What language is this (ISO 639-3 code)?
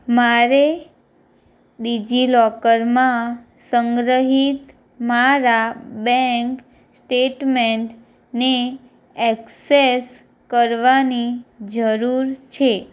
guj